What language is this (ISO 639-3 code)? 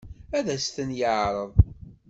kab